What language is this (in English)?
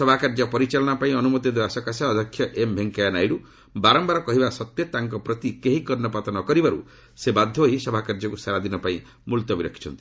Odia